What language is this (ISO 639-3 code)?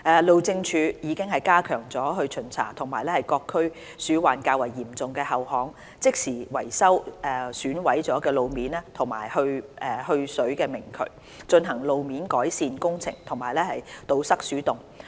yue